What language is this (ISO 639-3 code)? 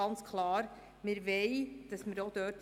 gsw